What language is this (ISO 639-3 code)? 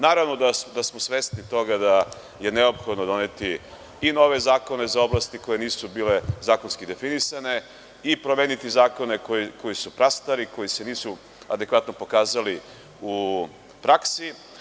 srp